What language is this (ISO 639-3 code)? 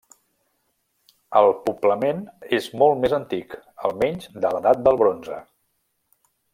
cat